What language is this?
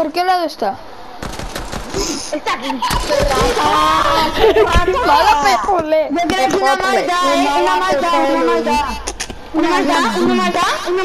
Spanish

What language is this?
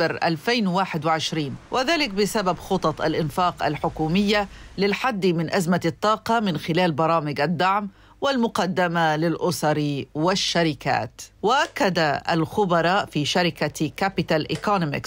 Arabic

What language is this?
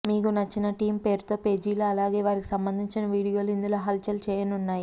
Telugu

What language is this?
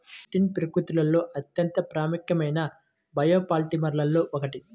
Telugu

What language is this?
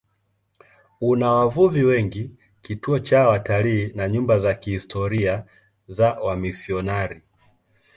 Swahili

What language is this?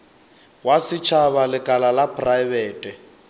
Northern Sotho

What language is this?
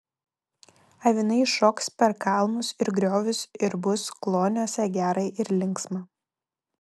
Lithuanian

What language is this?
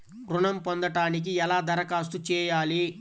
Telugu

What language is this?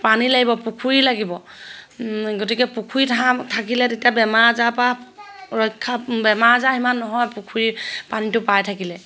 Assamese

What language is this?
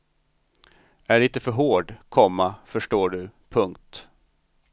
Swedish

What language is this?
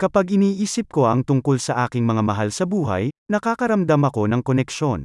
Filipino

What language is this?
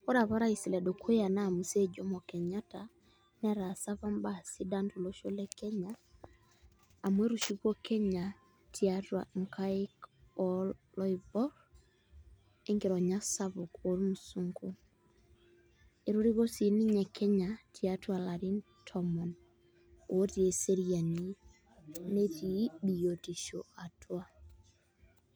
Masai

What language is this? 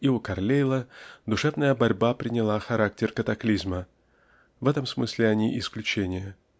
Russian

